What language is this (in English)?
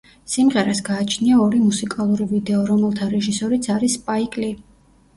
Georgian